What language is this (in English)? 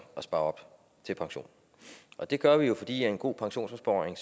Danish